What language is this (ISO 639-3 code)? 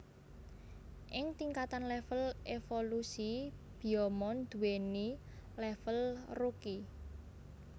jav